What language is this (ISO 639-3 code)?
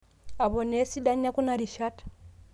mas